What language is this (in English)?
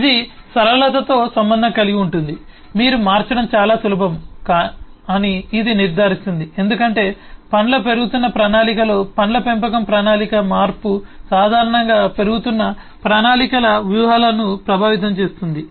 Telugu